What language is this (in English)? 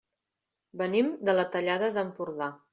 Catalan